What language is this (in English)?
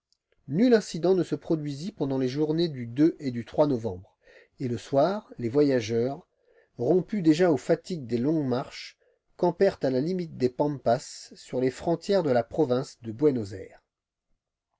French